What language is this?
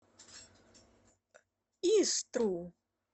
Russian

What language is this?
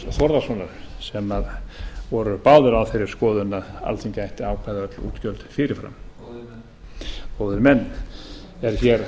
Icelandic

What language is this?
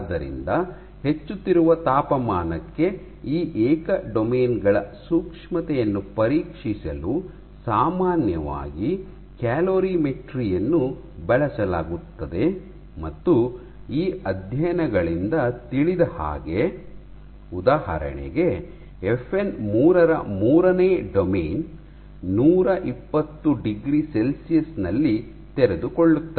Kannada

